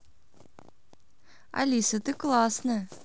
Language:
Russian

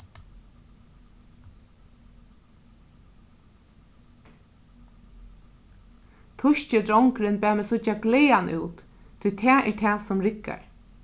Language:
Faroese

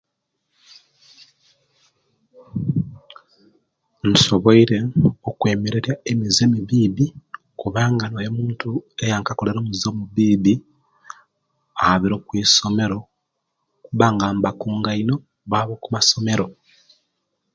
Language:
Kenyi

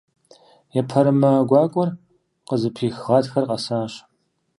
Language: Kabardian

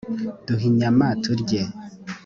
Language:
Kinyarwanda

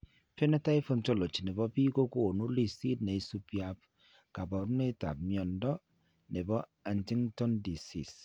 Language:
Kalenjin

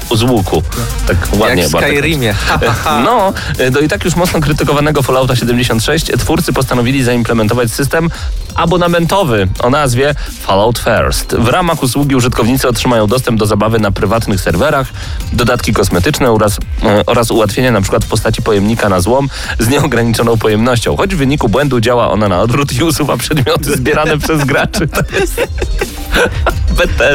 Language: Polish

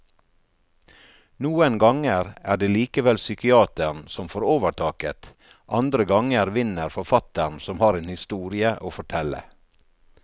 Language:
Norwegian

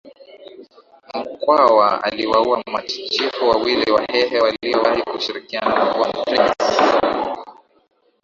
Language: Swahili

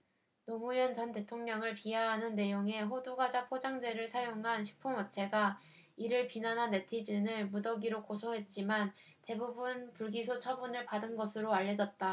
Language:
Korean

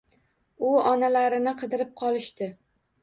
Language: Uzbek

